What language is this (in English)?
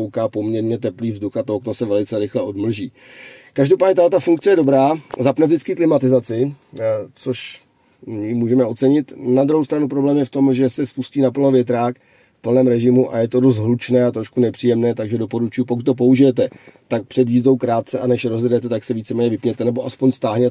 Czech